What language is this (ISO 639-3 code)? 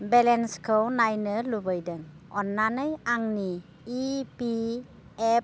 brx